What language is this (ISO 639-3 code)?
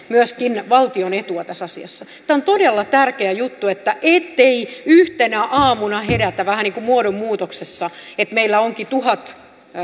fin